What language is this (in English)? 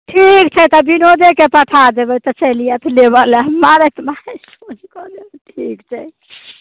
Maithili